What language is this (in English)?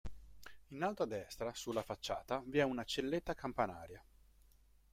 Italian